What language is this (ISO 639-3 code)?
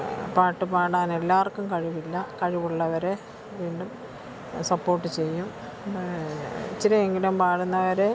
mal